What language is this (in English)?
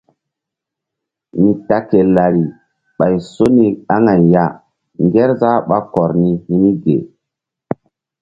Mbum